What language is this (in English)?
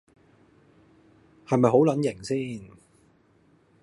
Cantonese